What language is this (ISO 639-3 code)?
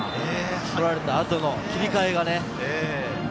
jpn